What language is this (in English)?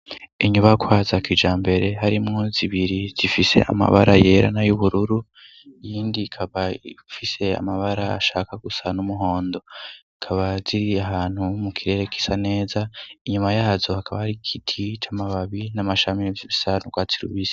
Rundi